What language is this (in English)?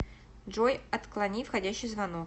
Russian